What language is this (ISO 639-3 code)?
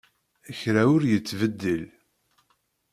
kab